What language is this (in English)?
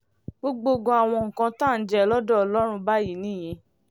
Yoruba